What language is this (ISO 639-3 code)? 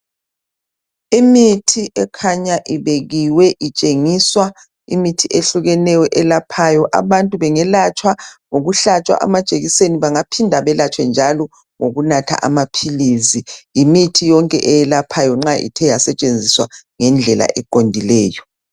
nde